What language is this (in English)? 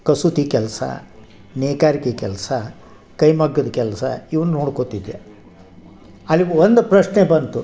Kannada